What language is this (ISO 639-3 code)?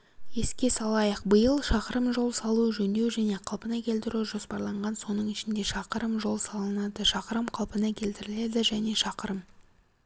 kaz